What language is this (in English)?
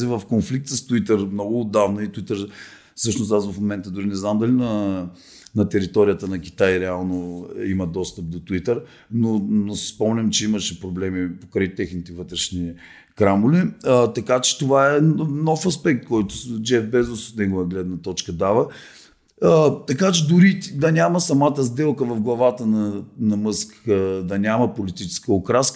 Bulgarian